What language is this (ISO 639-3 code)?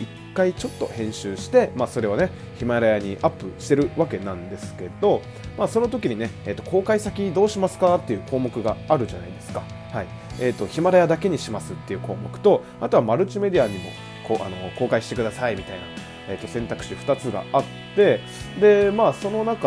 jpn